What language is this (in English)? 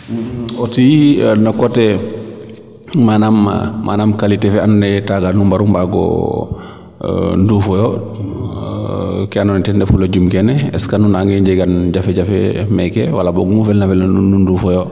Serer